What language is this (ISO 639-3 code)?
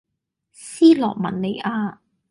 yue